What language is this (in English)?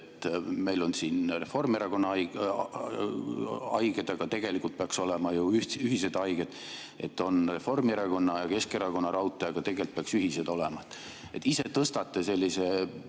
Estonian